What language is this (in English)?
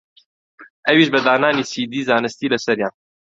Central Kurdish